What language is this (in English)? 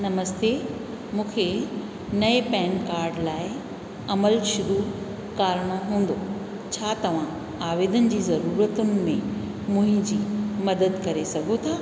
Sindhi